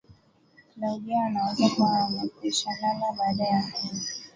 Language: Swahili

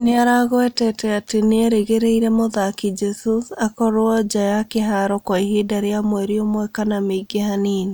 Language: Kikuyu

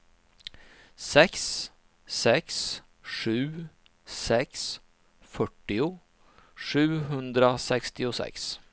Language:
Swedish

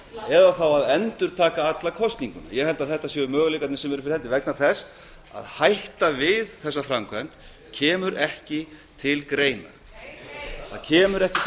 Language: Icelandic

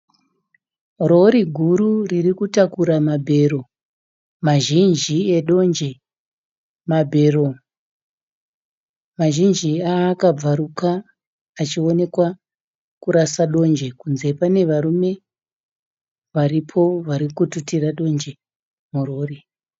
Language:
Shona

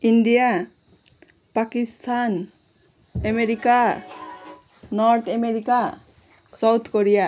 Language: Nepali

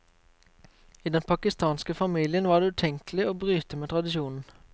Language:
Norwegian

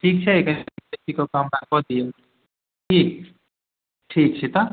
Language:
Maithili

